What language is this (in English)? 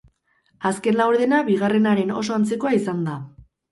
Basque